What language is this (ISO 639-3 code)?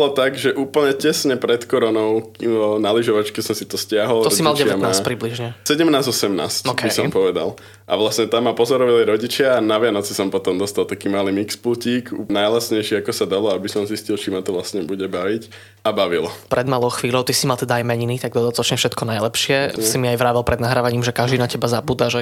slk